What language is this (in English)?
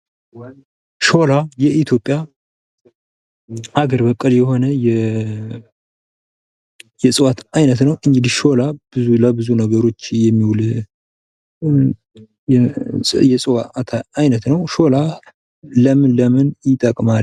Amharic